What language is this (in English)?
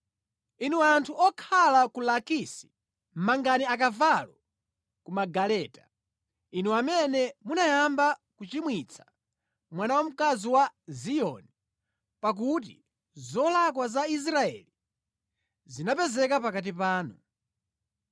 Nyanja